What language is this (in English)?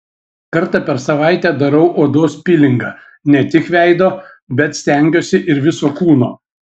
Lithuanian